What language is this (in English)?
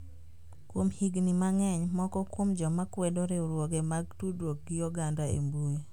Luo (Kenya and Tanzania)